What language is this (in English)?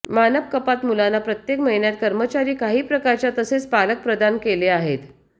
Marathi